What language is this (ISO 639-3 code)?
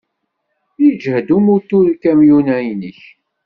kab